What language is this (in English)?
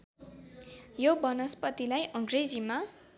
Nepali